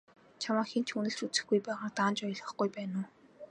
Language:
Mongolian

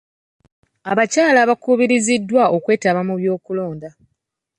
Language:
Ganda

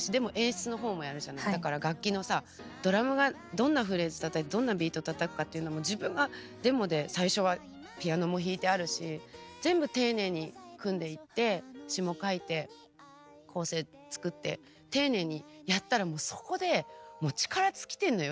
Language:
Japanese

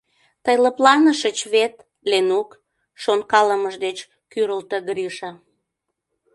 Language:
Mari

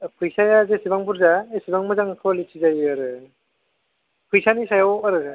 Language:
Bodo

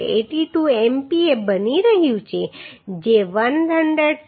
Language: Gujarati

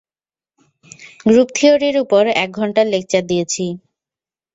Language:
Bangla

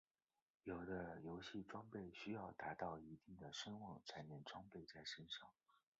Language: Chinese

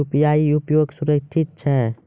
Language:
Maithili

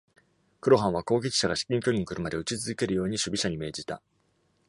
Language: Japanese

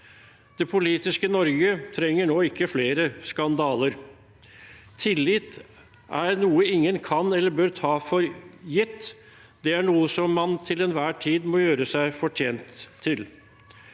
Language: Norwegian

